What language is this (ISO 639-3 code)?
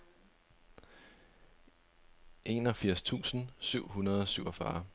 dan